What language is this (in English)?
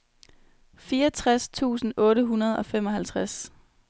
Danish